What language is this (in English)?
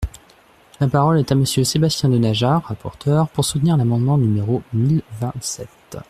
French